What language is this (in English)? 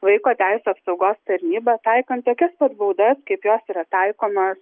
Lithuanian